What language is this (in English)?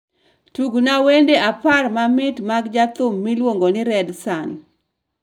Luo (Kenya and Tanzania)